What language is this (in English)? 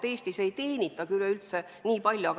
Estonian